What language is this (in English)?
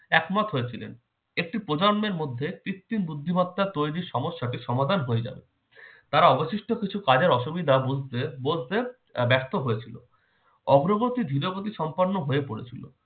Bangla